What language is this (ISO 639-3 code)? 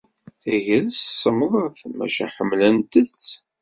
kab